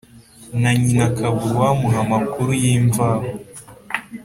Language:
Kinyarwanda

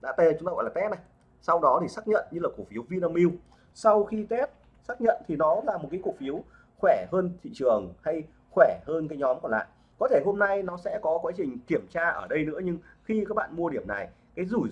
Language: Vietnamese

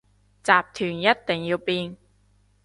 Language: Cantonese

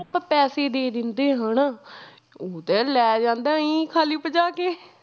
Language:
Punjabi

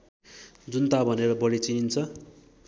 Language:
Nepali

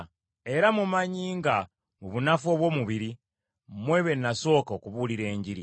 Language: Ganda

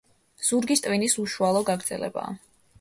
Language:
Georgian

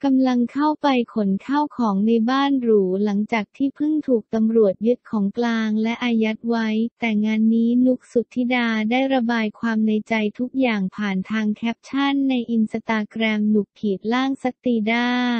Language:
Thai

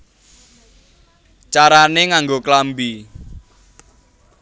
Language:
Javanese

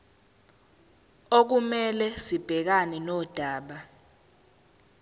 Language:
Zulu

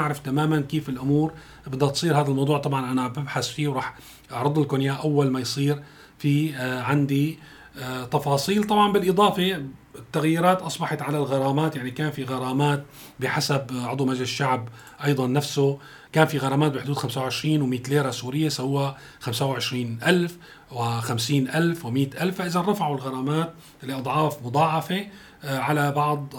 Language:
Arabic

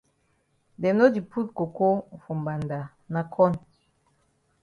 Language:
Cameroon Pidgin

